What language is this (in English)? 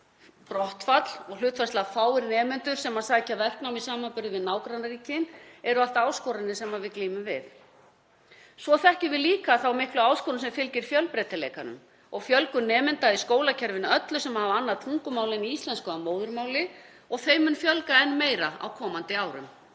Icelandic